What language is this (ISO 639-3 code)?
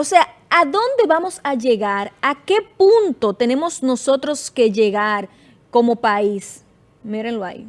spa